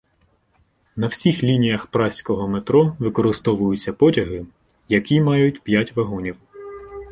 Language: Ukrainian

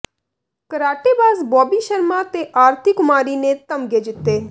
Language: Punjabi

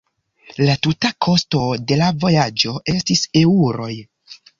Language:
Esperanto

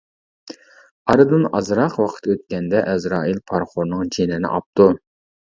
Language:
Uyghur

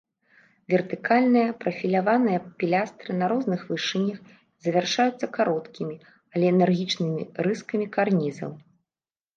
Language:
Belarusian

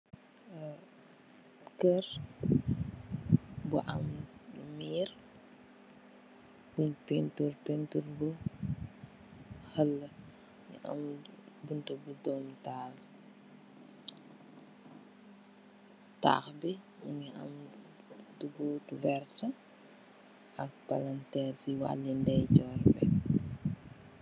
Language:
Wolof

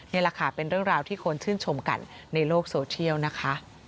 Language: Thai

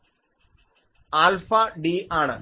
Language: Malayalam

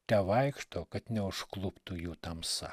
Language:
Lithuanian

